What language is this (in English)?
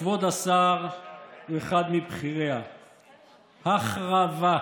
Hebrew